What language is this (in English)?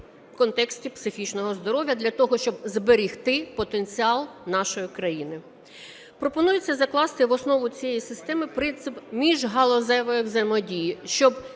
Ukrainian